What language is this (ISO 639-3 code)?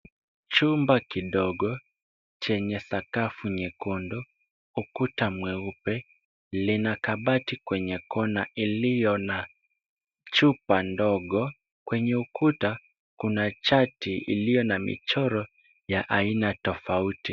swa